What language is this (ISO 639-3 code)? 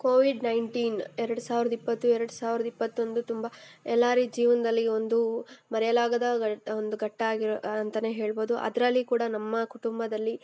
kan